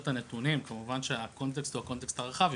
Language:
Hebrew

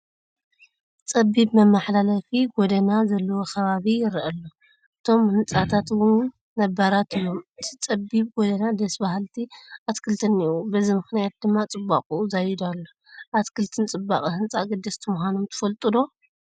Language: Tigrinya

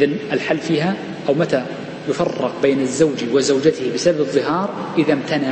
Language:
Arabic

